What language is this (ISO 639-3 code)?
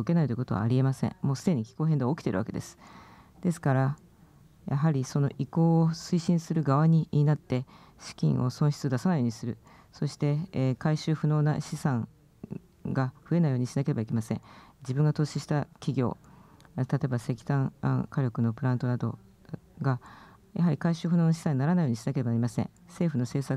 jpn